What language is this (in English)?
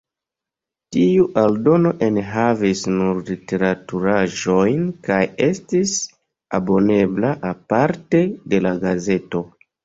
Esperanto